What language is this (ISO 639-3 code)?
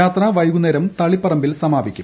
mal